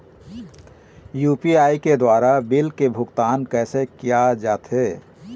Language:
Chhattisgarhi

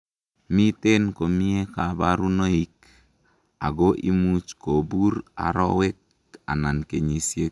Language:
Kalenjin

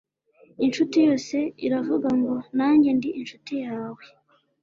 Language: Kinyarwanda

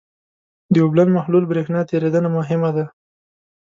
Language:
Pashto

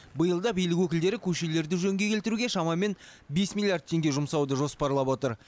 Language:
Kazakh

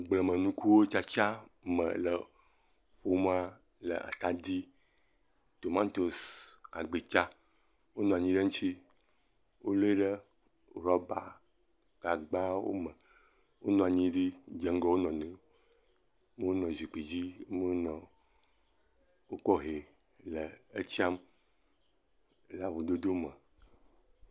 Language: Ewe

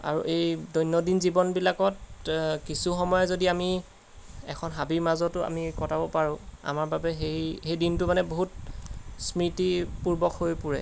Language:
Assamese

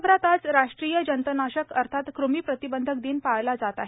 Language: Marathi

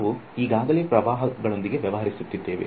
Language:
Kannada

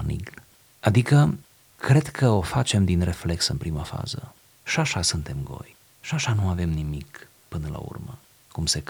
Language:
Romanian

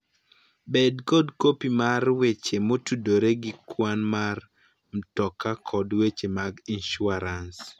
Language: Luo (Kenya and Tanzania)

